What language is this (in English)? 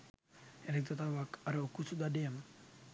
Sinhala